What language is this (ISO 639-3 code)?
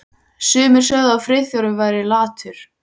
isl